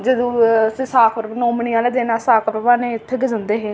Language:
Dogri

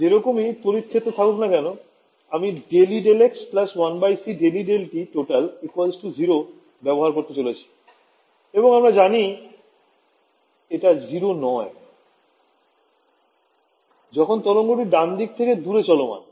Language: Bangla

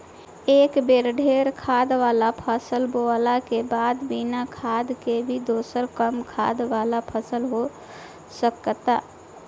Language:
Bhojpuri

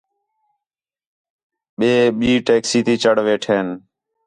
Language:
Khetrani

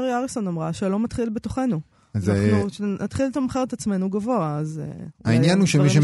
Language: Hebrew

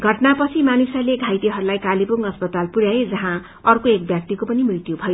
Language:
Nepali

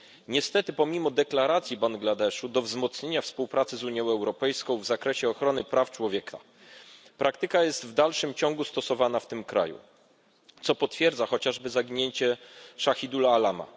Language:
Polish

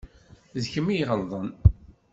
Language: Kabyle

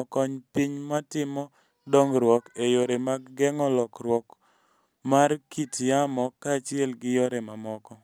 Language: Luo (Kenya and Tanzania)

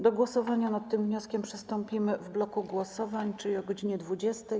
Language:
Polish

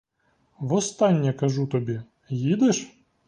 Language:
Ukrainian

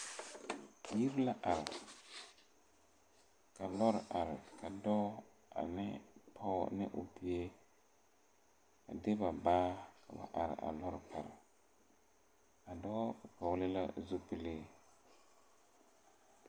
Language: Southern Dagaare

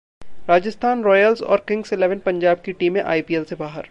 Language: Hindi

